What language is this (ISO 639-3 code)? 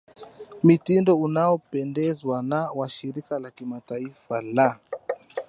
swa